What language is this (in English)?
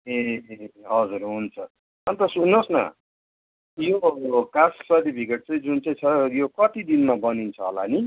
Nepali